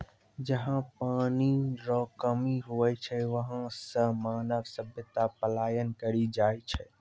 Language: Maithili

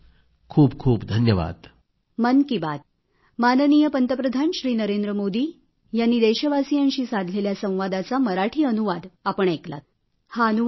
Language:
Marathi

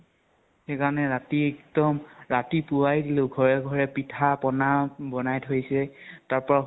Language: Assamese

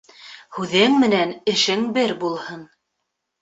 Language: Bashkir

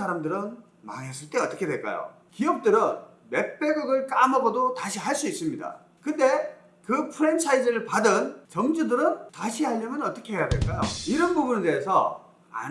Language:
Korean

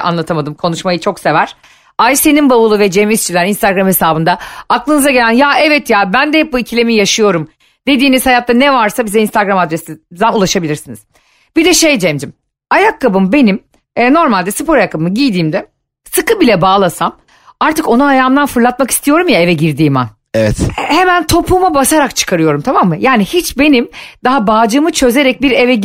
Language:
Turkish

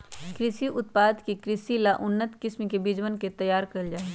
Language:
Magahi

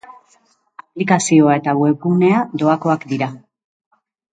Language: Basque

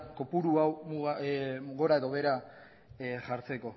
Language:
Basque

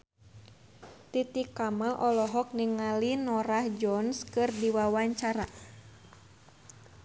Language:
Sundanese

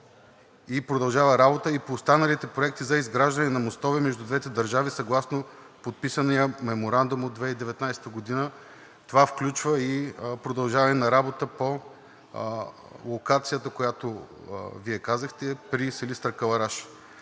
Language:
Bulgarian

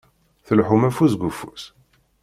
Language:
Kabyle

